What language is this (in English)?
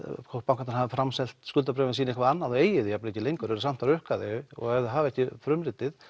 Icelandic